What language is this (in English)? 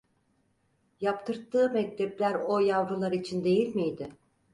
Turkish